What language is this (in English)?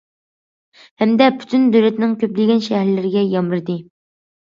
Uyghur